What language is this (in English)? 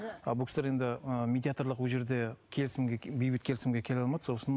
Kazakh